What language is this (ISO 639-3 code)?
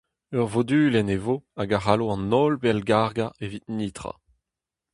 bre